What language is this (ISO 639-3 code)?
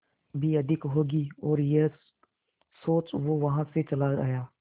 hin